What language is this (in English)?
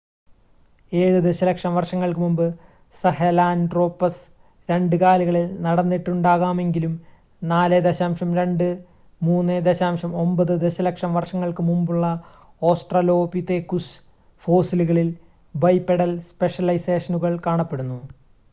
Malayalam